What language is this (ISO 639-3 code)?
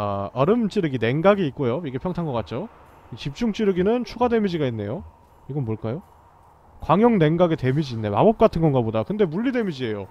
kor